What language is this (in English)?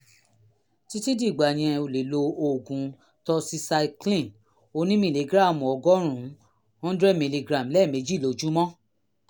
Yoruba